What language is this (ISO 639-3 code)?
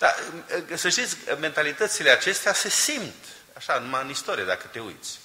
ron